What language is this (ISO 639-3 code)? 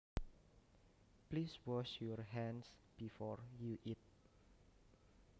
jav